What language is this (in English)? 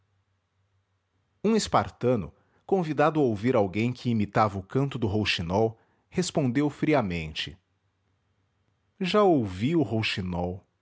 Portuguese